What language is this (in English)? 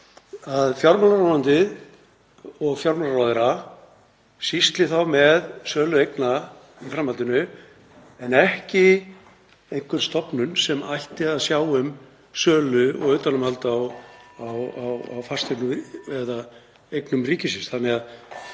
Icelandic